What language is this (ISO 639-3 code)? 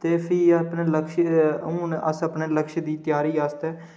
doi